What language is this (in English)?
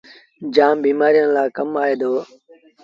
Sindhi Bhil